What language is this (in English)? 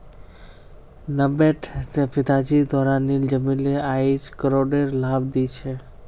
Magahi